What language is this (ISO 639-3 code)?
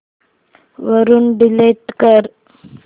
mar